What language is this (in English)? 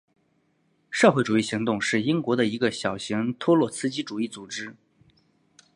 Chinese